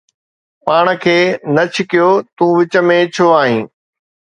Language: Sindhi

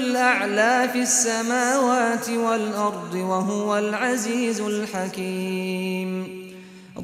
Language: Arabic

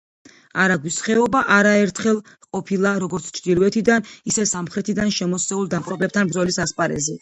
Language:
Georgian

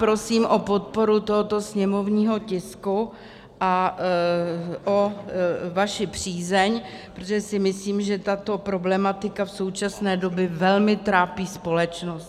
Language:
Czech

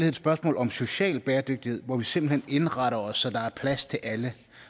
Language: Danish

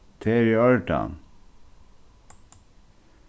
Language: Faroese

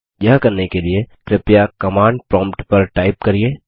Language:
Hindi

